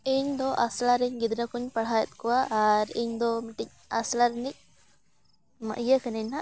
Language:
Santali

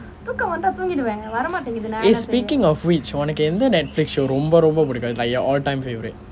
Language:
English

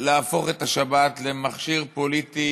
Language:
Hebrew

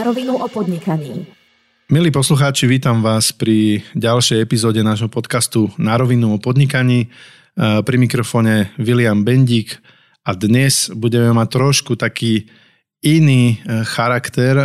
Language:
Slovak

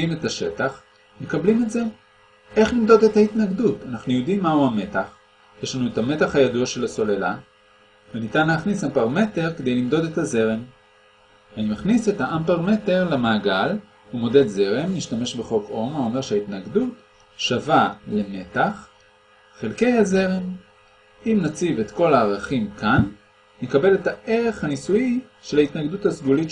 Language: Hebrew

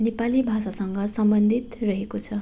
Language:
Nepali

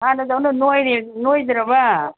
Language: Manipuri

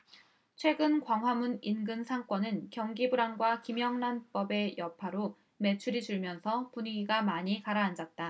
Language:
Korean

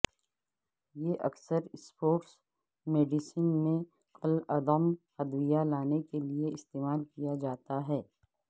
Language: Urdu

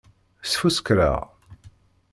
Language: Kabyle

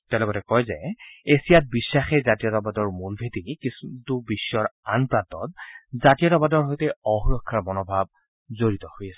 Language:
Assamese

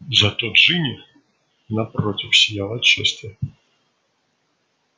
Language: Russian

